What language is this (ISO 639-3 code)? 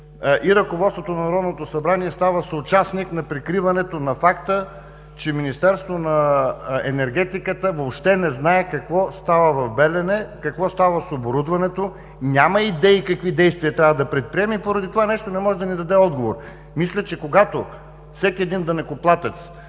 bul